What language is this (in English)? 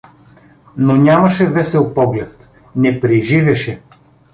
Bulgarian